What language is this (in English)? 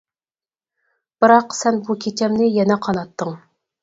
Uyghur